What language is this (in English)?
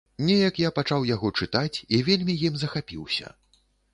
Belarusian